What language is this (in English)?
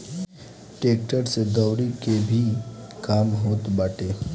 Bhojpuri